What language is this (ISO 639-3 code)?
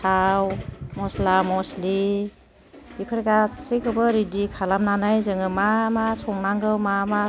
brx